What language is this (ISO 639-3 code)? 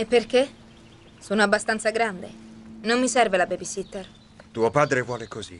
ita